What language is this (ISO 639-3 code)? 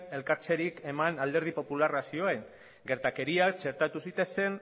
eus